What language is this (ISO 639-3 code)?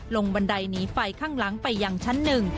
tha